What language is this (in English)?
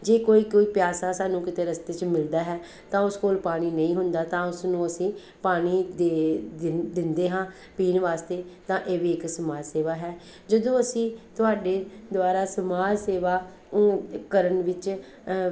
Punjabi